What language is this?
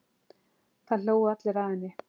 Icelandic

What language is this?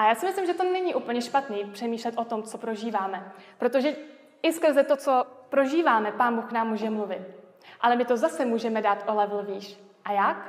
Czech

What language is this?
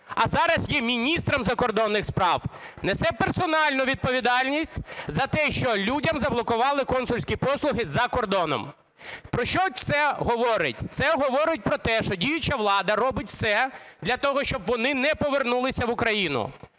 Ukrainian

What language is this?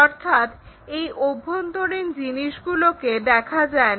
Bangla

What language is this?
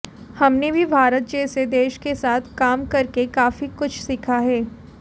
Hindi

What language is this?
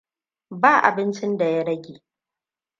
Hausa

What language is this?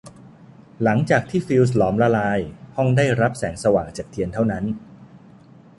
Thai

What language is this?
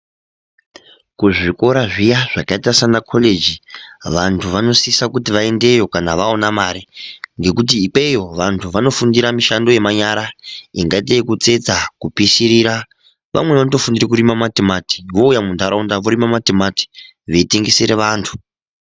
Ndau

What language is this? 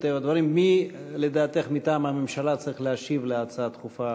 Hebrew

